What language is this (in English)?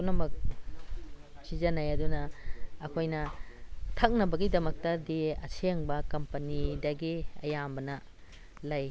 Manipuri